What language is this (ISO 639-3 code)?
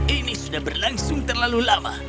ind